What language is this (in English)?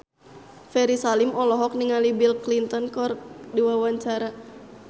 Sundanese